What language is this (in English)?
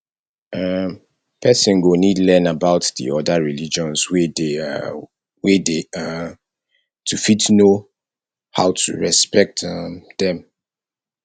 Nigerian Pidgin